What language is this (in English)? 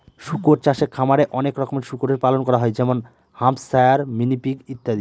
Bangla